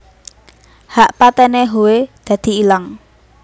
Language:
Javanese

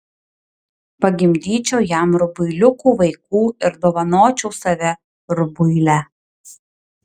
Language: Lithuanian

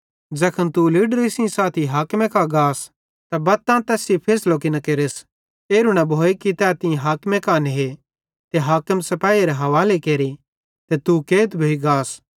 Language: Bhadrawahi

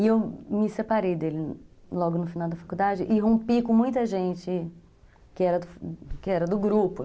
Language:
Portuguese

